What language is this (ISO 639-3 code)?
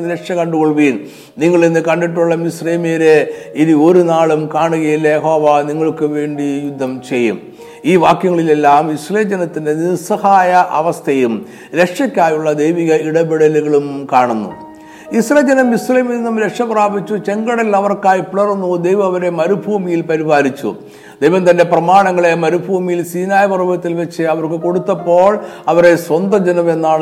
mal